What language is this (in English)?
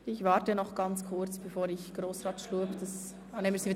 Swiss German